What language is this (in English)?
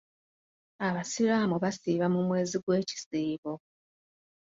Ganda